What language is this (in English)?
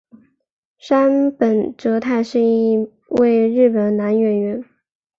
Chinese